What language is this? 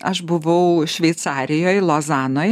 Lithuanian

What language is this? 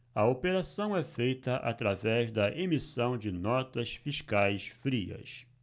Portuguese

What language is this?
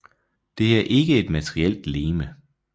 Danish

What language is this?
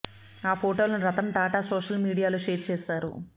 Telugu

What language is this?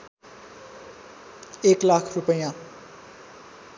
Nepali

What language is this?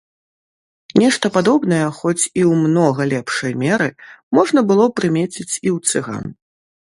Belarusian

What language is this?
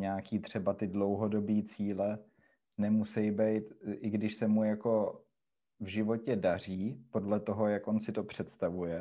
Czech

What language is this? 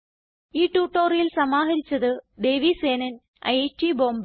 Malayalam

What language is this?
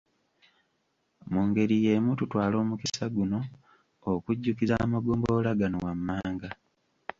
Ganda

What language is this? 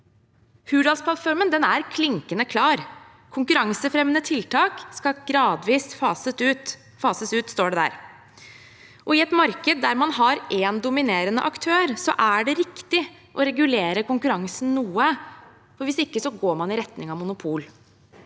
Norwegian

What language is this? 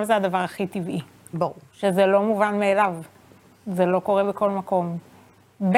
Hebrew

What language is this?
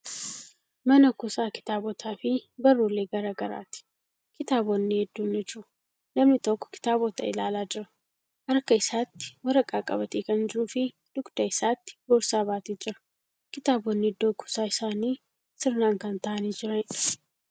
Oromo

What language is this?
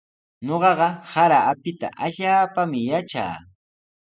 Sihuas Ancash Quechua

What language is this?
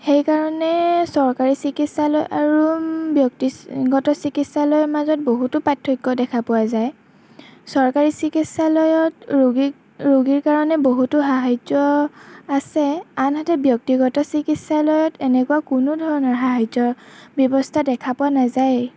Assamese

